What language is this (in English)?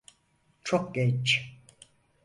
Turkish